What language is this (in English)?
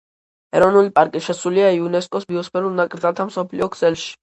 Georgian